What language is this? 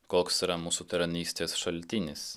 Lithuanian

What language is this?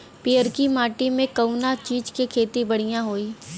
Bhojpuri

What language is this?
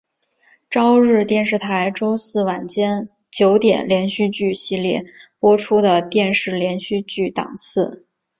Chinese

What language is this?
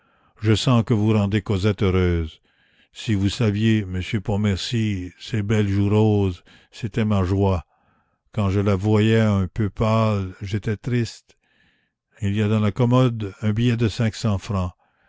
French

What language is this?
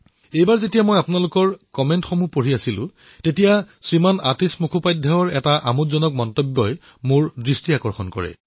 Assamese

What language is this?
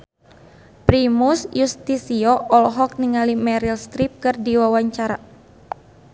Sundanese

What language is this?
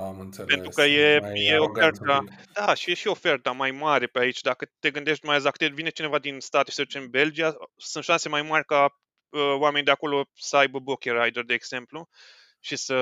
Romanian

